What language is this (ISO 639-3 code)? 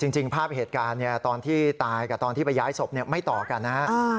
tha